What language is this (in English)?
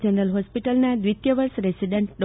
Gujarati